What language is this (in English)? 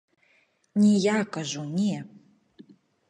Belarusian